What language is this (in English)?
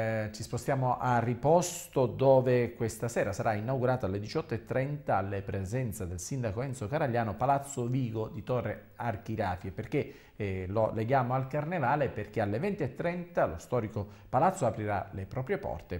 Italian